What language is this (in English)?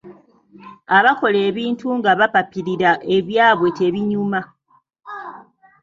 Ganda